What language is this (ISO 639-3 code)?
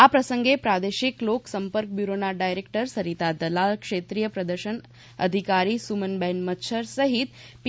guj